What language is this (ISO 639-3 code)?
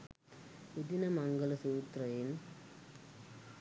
sin